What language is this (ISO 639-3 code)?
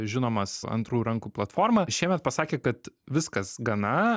lit